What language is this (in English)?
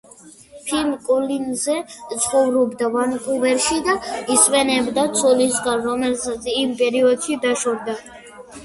Georgian